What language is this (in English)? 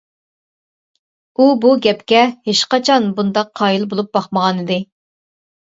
Uyghur